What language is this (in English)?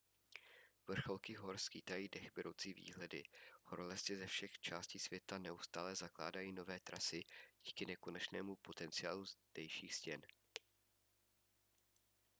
Czech